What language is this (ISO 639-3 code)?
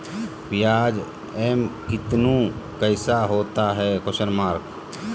mag